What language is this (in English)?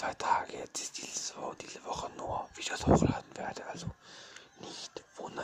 German